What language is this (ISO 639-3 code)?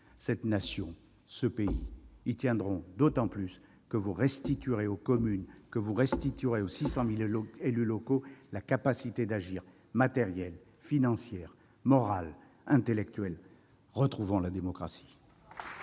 fra